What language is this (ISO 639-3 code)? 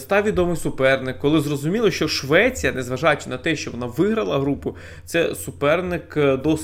ukr